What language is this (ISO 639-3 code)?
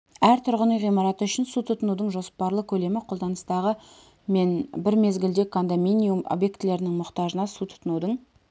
kaz